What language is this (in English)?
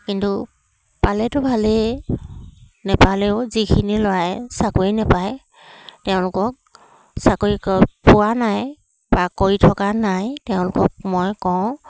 Assamese